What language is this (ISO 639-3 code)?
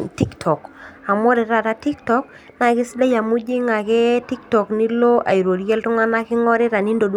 mas